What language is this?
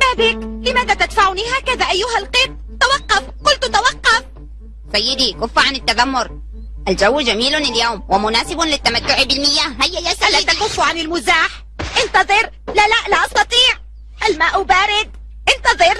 Arabic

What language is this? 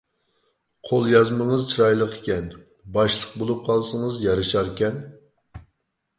Uyghur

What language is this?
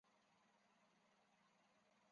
Chinese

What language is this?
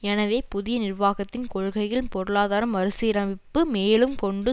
Tamil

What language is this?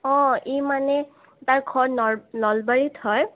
Assamese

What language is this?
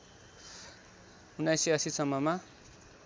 Nepali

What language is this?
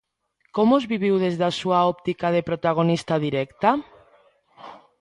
Galician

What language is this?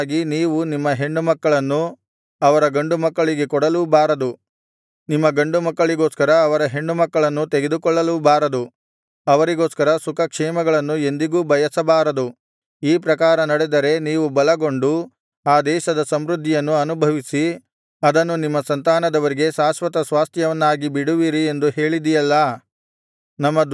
Kannada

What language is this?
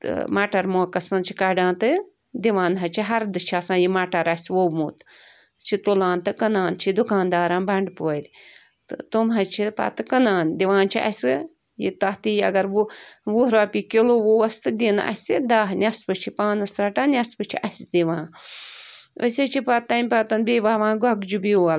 Kashmiri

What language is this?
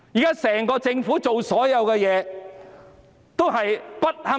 Cantonese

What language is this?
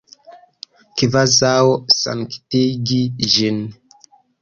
Esperanto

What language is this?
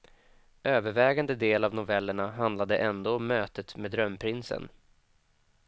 Swedish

